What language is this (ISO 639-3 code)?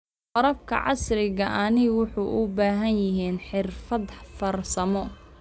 som